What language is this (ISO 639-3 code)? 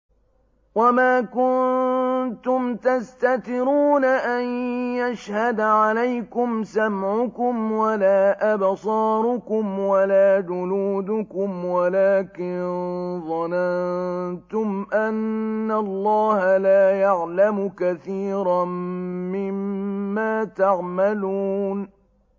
ara